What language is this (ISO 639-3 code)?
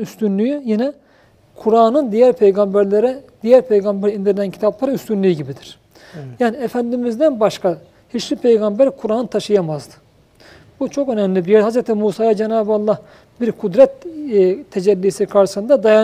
tur